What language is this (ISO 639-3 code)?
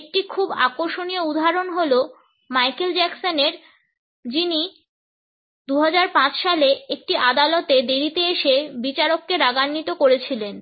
ben